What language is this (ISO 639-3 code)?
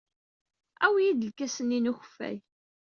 kab